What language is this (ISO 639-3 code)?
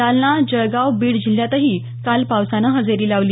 mar